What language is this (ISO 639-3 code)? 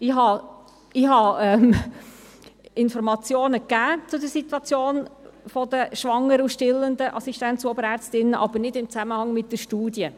gsw